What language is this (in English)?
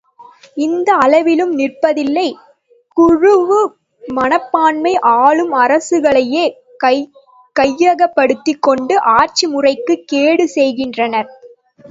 Tamil